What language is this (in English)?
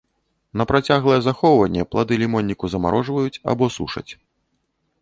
Belarusian